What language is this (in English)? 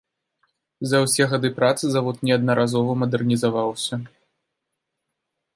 Belarusian